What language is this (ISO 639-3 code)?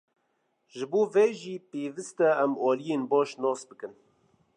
kur